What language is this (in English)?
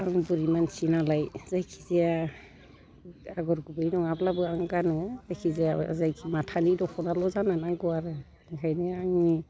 Bodo